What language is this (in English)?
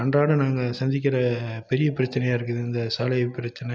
Tamil